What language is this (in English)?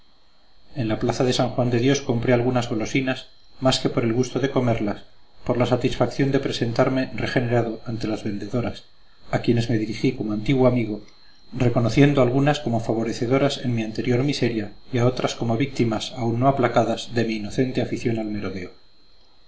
Spanish